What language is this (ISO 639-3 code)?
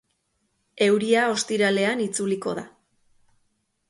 eus